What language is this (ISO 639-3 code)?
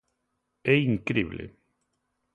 glg